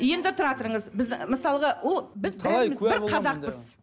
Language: Kazakh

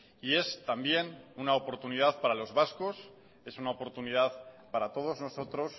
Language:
Spanish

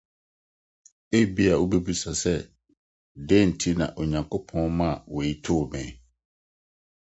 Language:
Akan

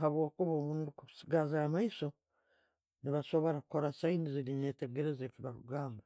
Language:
Tooro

